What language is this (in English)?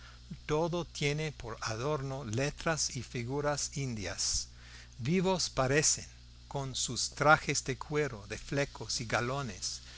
Spanish